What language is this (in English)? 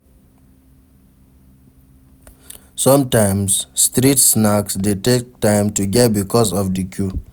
Nigerian Pidgin